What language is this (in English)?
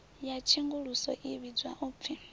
Venda